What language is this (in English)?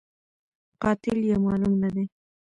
Pashto